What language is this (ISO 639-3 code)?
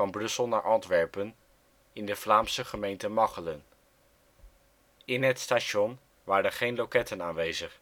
nld